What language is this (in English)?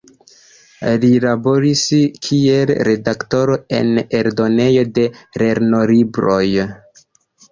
Esperanto